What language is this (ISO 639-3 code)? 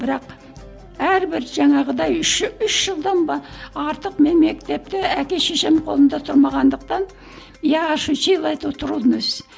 kaz